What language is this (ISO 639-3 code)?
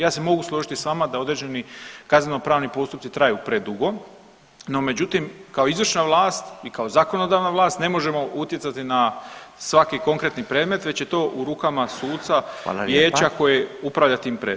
hrv